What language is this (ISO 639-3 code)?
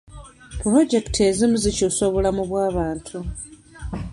lug